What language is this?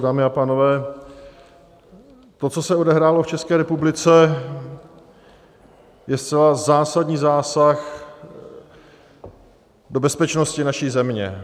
Czech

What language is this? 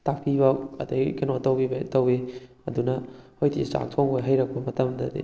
Manipuri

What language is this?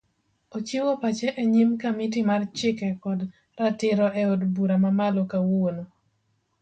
Luo (Kenya and Tanzania)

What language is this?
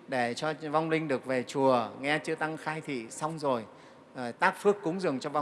Vietnamese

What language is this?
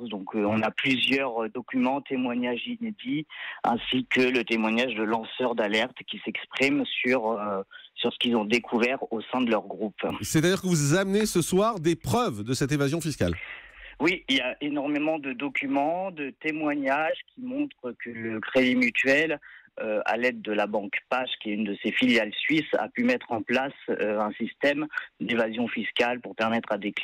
French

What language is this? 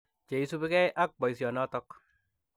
Kalenjin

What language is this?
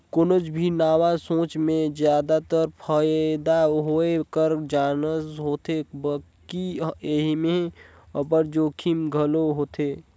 Chhattisgarhi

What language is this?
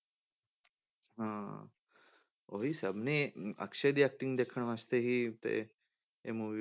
Punjabi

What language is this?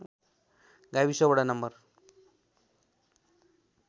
Nepali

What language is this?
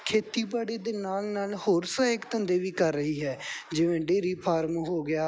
Punjabi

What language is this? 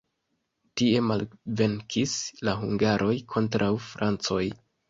Esperanto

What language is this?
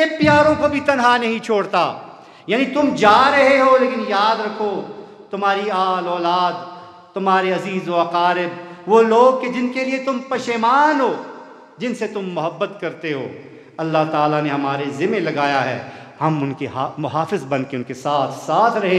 Hindi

